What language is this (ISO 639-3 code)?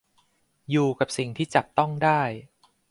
tha